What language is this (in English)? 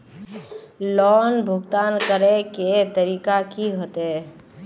Magahi